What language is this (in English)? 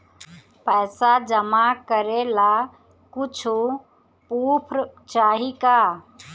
Bhojpuri